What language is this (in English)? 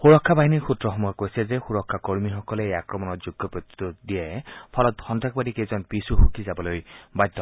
Assamese